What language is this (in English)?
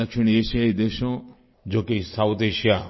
Hindi